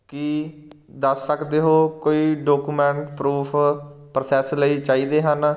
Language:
Punjabi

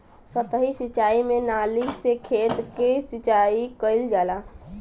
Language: Bhojpuri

